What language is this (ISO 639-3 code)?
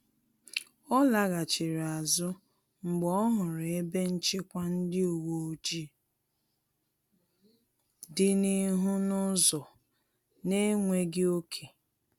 ibo